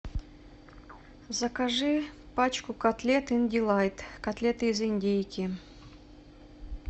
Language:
Russian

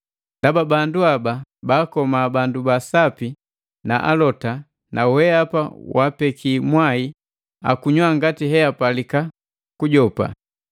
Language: Matengo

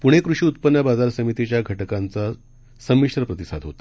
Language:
Marathi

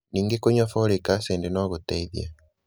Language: Kikuyu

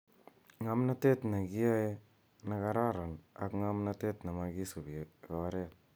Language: Kalenjin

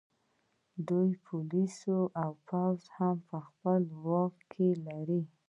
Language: Pashto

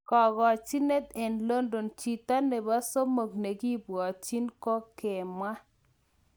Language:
Kalenjin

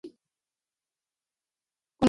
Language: Chinese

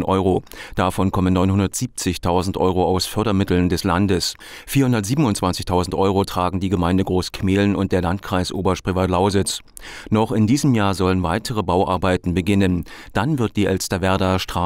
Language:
German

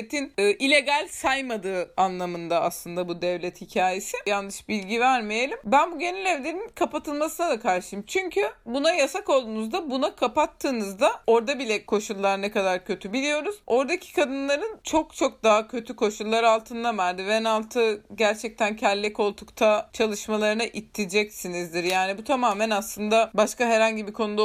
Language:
Turkish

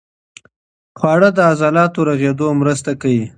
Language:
Pashto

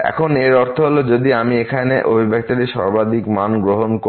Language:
Bangla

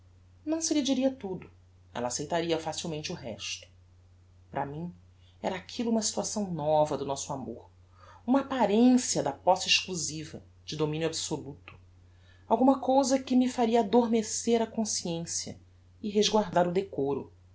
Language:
Portuguese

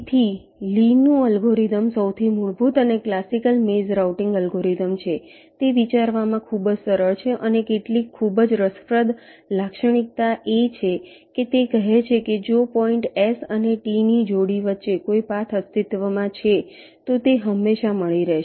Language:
Gujarati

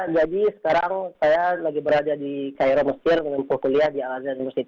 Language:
Indonesian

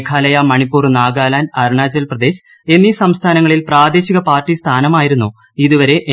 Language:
Malayalam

